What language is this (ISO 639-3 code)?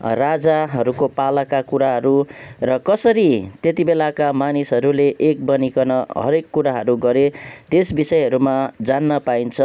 nep